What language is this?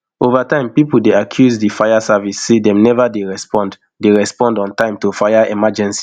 Nigerian Pidgin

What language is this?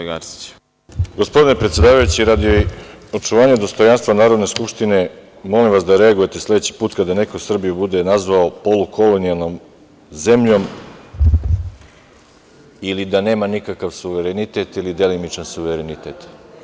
Serbian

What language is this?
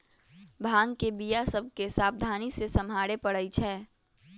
Magahi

